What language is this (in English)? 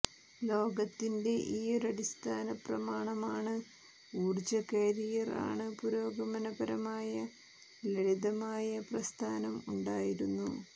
Malayalam